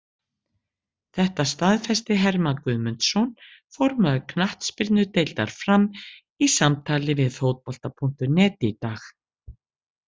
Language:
Icelandic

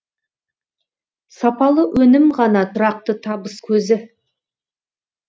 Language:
Kazakh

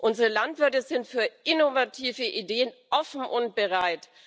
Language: German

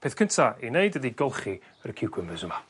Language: Welsh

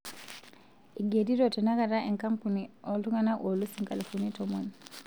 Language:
Masai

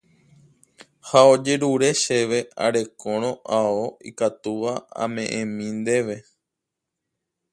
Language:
Guarani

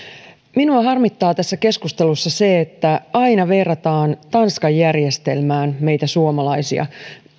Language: Finnish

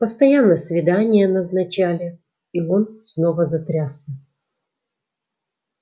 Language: Russian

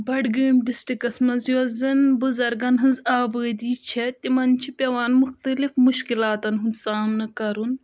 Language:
Kashmiri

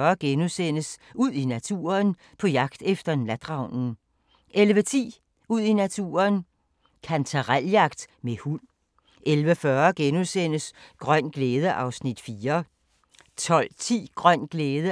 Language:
Danish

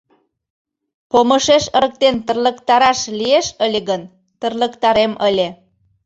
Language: Mari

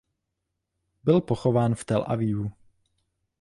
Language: Czech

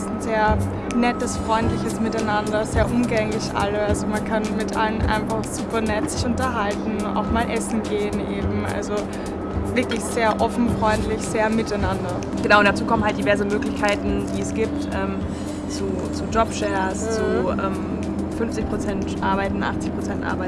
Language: German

